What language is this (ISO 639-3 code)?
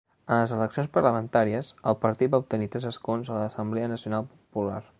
cat